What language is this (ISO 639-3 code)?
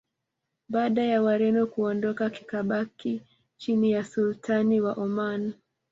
swa